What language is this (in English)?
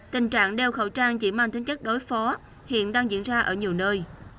Vietnamese